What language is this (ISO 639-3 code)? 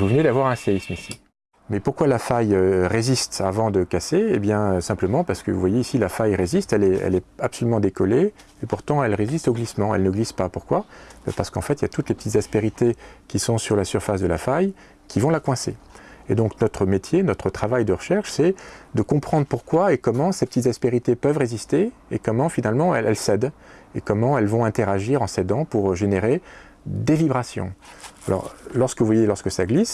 fra